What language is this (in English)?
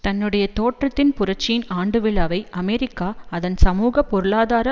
Tamil